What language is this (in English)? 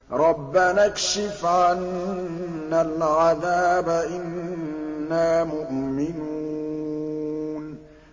Arabic